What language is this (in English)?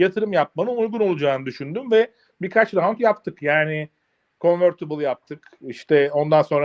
Turkish